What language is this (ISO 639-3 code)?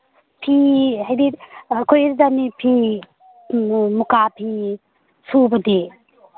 mni